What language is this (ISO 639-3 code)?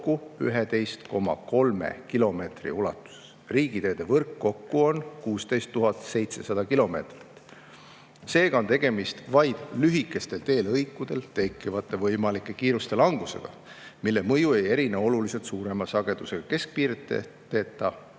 est